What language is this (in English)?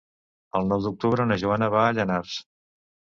Catalan